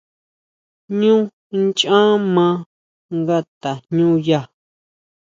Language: Huautla Mazatec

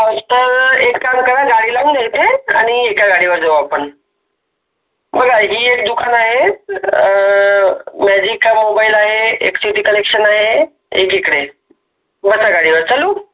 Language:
Marathi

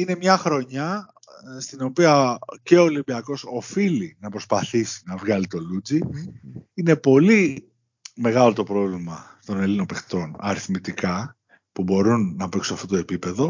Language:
Greek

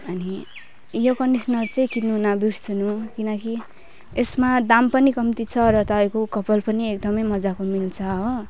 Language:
Nepali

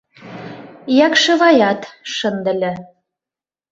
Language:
Mari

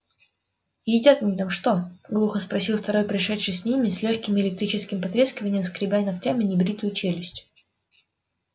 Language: Russian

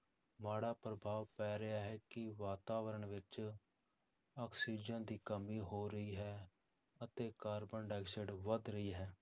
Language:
Punjabi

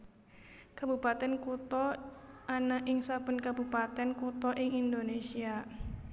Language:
Javanese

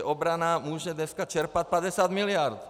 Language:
Czech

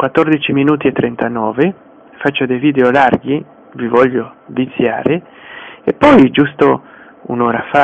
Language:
Italian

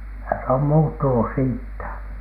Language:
Finnish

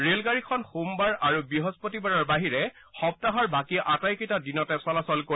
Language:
Assamese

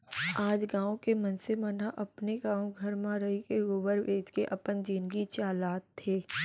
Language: Chhattisgarhi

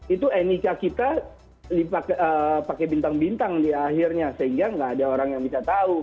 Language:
Indonesian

